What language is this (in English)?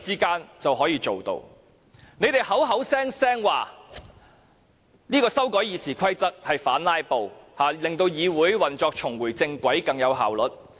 Cantonese